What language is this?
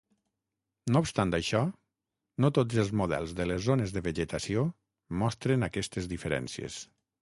Catalan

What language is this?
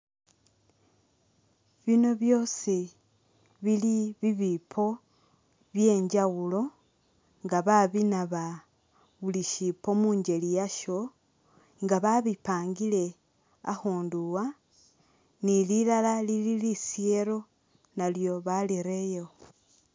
Masaaba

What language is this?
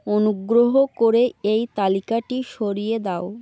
Bangla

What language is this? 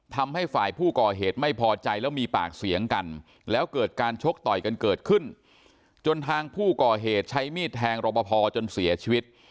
Thai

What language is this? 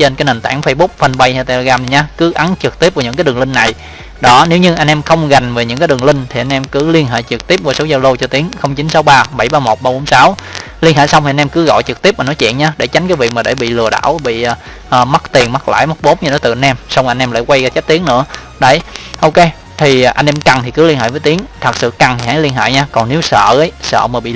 Vietnamese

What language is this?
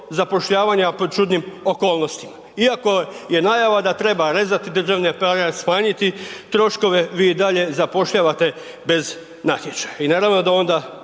Croatian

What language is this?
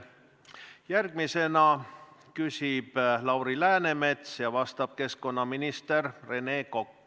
Estonian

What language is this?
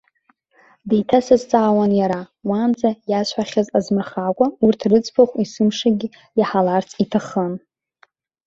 Abkhazian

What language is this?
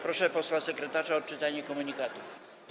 Polish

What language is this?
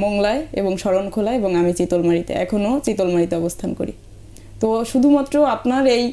Bangla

